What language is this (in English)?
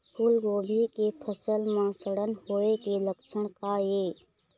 Chhattisgarhi